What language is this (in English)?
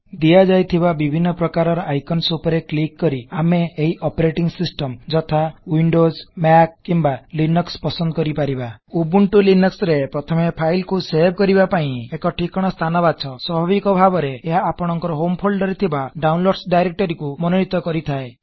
Odia